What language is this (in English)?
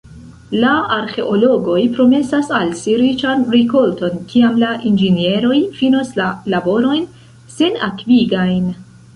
Esperanto